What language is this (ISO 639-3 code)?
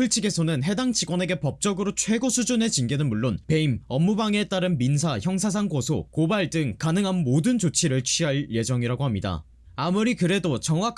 kor